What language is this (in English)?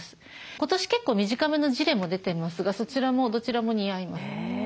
Japanese